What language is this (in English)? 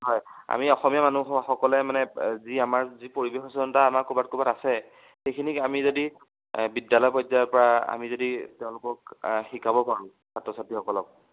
Assamese